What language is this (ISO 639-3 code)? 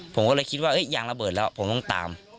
tha